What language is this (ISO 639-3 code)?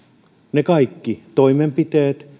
fin